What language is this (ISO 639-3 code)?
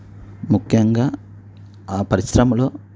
tel